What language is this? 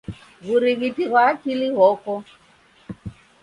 Taita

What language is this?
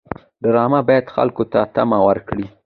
Pashto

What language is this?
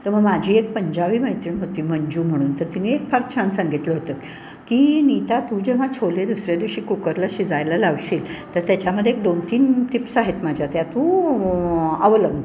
Marathi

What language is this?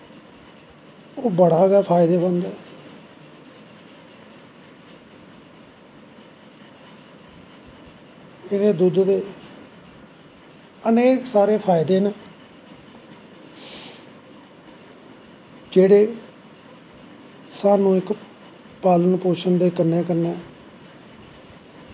Dogri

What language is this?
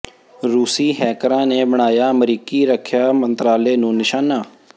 Punjabi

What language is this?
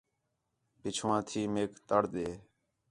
Khetrani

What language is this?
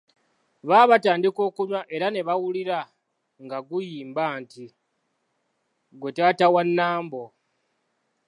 Ganda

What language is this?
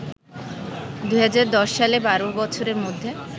Bangla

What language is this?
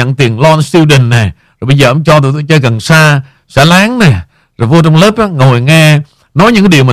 Vietnamese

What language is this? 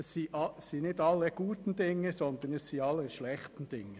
Swiss German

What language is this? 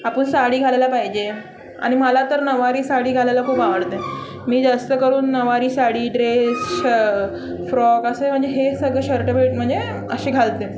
Marathi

